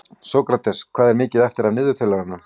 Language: Icelandic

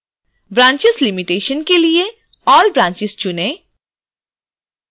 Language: Hindi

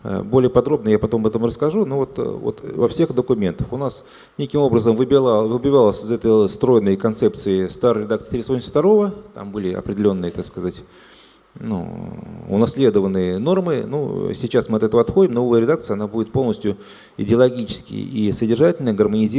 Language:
Russian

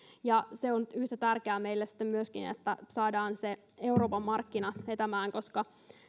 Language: Finnish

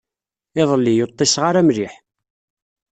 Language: Kabyle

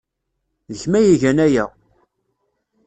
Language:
Kabyle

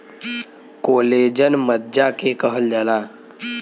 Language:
Bhojpuri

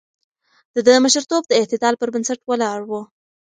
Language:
Pashto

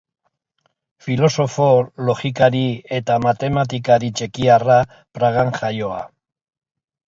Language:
Basque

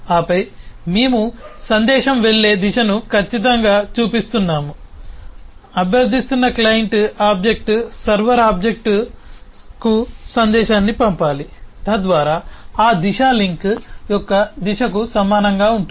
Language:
Telugu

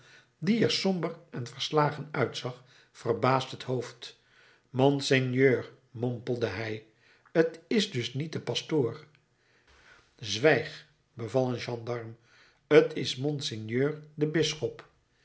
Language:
Dutch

